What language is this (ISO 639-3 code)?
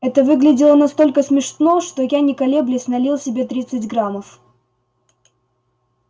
rus